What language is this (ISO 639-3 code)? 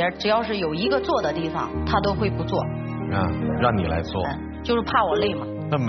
zho